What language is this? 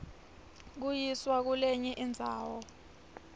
Swati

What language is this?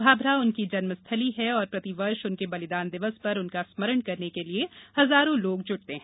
Hindi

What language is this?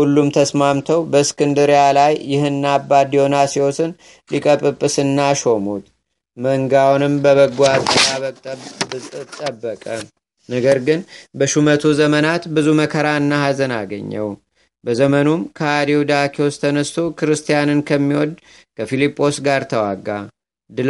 Amharic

